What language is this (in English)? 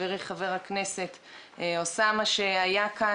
Hebrew